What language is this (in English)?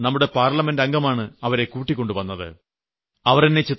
Malayalam